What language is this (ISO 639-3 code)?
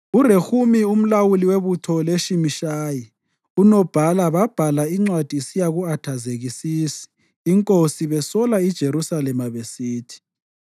nde